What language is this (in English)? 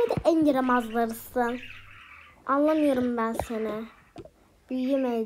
Turkish